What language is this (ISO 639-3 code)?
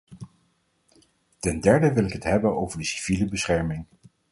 nld